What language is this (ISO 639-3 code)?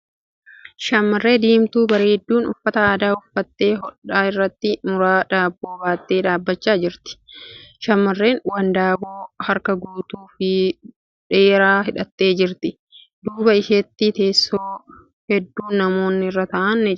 orm